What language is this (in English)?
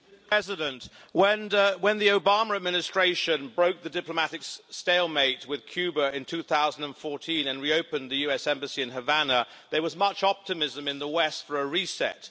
English